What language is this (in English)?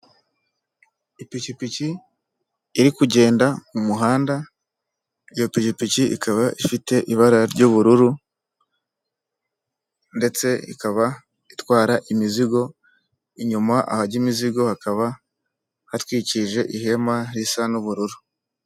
Kinyarwanda